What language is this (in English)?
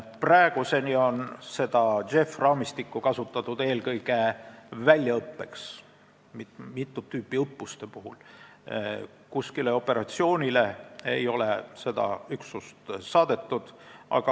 Estonian